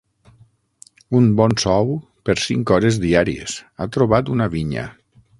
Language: Catalan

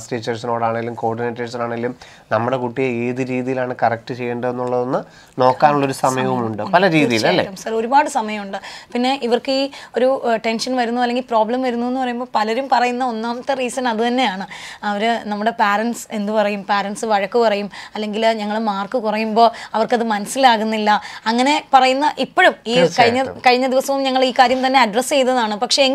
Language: Malayalam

